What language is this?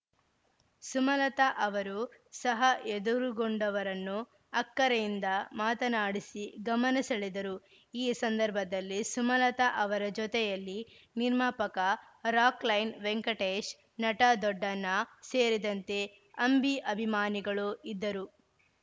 Kannada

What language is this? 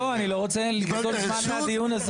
Hebrew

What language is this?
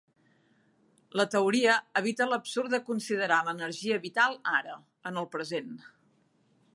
Catalan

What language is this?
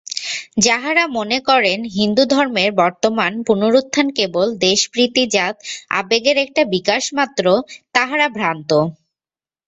Bangla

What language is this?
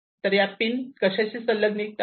Marathi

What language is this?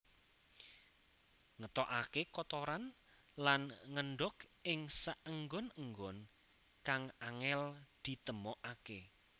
Javanese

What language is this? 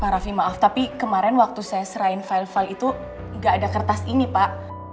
Indonesian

